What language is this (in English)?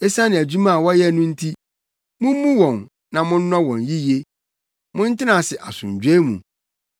Akan